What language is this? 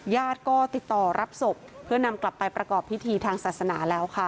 Thai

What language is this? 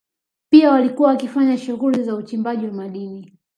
Swahili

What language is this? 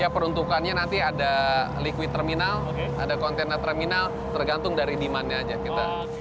Indonesian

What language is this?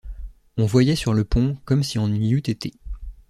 French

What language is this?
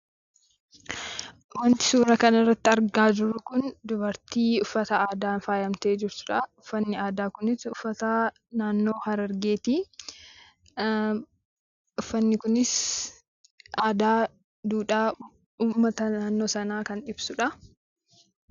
Oromo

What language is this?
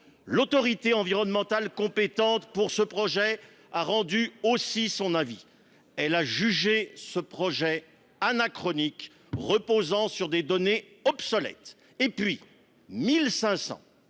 French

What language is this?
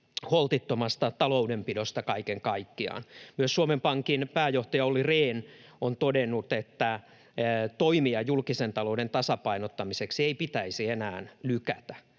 Finnish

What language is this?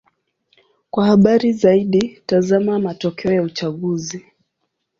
Swahili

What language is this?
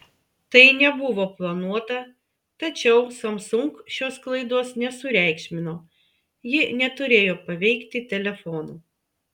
Lithuanian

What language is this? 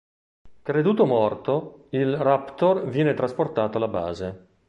Italian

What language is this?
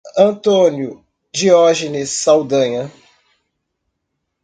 Portuguese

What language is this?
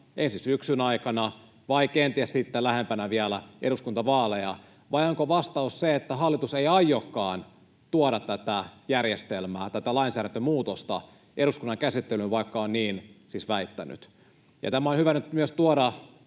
Finnish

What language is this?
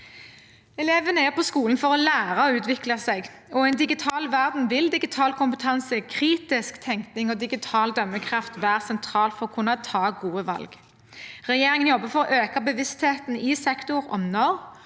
Norwegian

